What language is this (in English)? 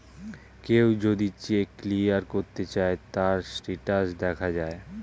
Bangla